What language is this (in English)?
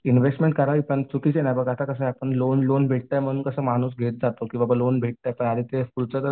Marathi